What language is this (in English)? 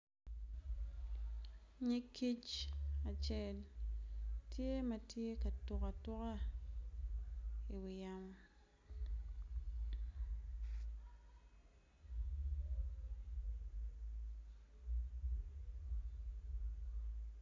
Acoli